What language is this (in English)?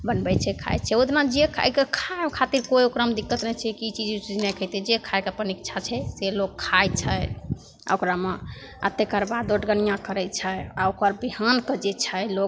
Maithili